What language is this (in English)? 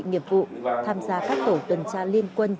Vietnamese